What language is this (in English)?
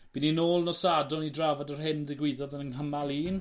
Welsh